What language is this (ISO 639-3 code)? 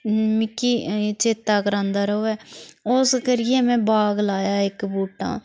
doi